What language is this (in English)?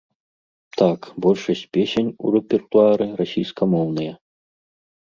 Belarusian